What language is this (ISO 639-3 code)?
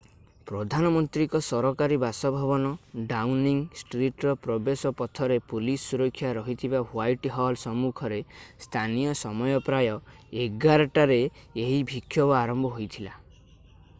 ori